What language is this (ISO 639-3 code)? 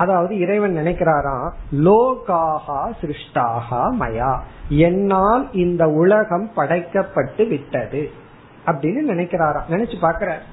tam